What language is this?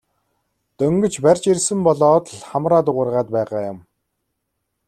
Mongolian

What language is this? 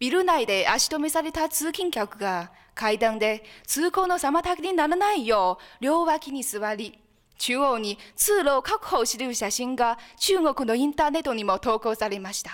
Japanese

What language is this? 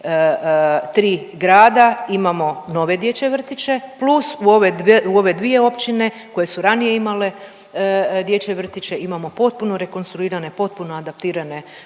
Croatian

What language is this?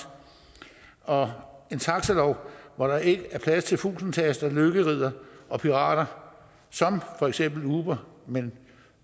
Danish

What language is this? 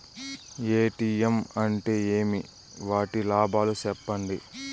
Telugu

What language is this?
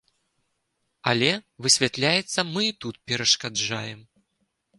Belarusian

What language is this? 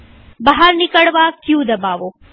Gujarati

